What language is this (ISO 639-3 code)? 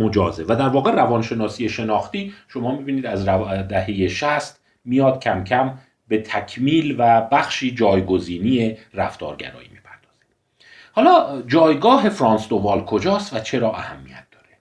fas